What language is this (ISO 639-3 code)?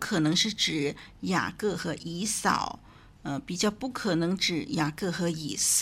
zho